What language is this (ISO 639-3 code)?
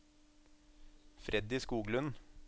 nor